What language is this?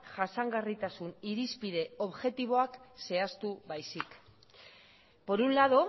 Basque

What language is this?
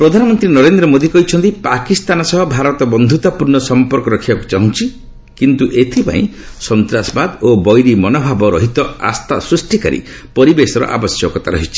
Odia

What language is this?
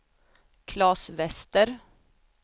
Swedish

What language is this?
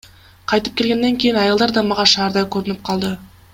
Kyrgyz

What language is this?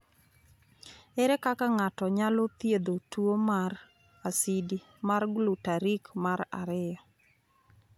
Luo (Kenya and Tanzania)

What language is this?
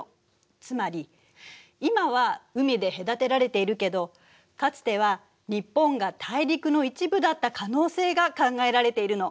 Japanese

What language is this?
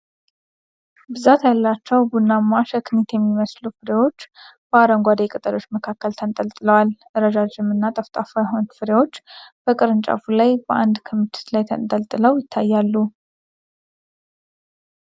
Amharic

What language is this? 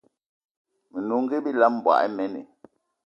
Eton (Cameroon)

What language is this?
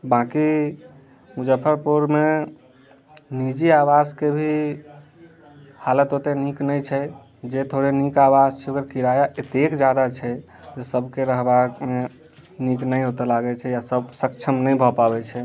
Maithili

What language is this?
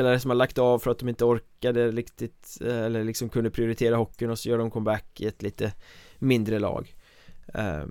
Swedish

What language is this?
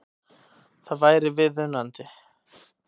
Icelandic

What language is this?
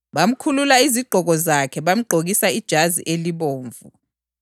North Ndebele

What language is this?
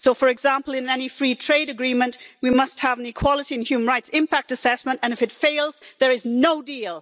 English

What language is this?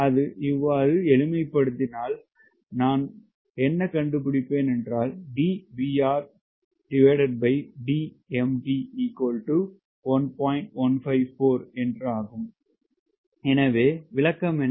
Tamil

